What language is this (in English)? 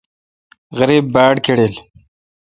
Kalkoti